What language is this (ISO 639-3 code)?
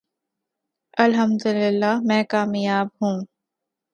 urd